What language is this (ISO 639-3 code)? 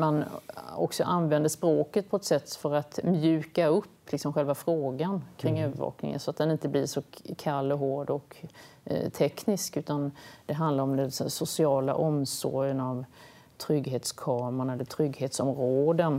swe